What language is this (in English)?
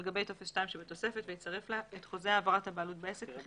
Hebrew